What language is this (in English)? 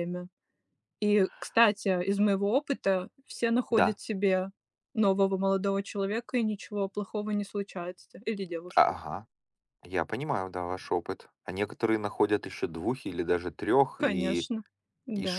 Russian